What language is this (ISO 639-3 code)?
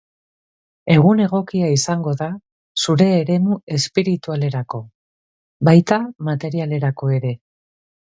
eus